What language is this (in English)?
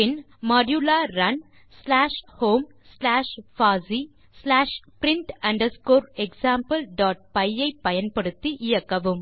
Tamil